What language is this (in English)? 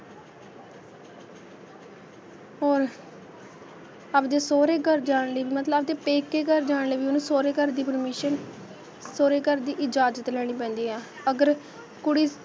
Punjabi